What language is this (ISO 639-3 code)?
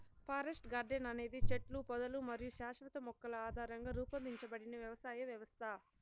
tel